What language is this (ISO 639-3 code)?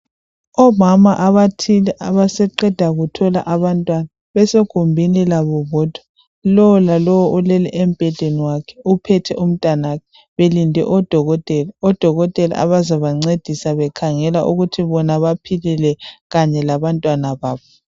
nde